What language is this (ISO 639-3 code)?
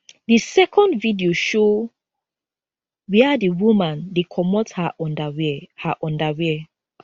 pcm